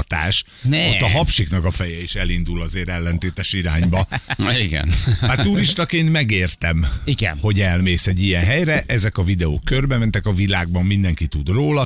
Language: Hungarian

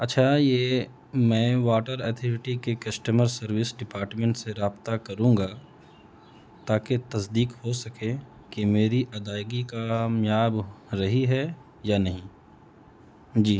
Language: Urdu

